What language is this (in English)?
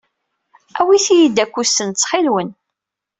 Kabyle